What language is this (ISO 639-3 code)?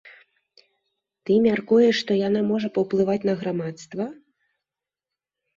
bel